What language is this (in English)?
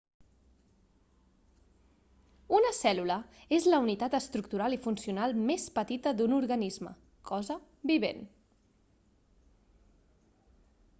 Catalan